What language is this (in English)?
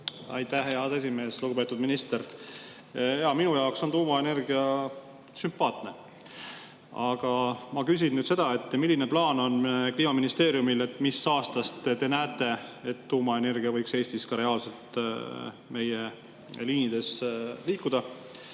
Estonian